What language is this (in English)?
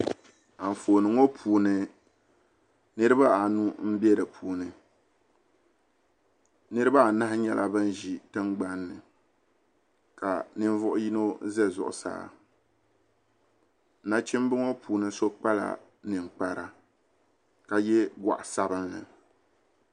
Dagbani